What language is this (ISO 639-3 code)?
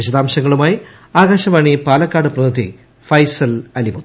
mal